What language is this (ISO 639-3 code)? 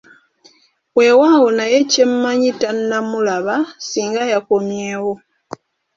lug